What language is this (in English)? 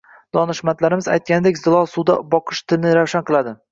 Uzbek